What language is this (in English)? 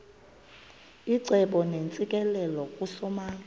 Xhosa